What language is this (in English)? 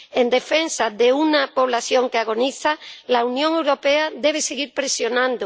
Spanish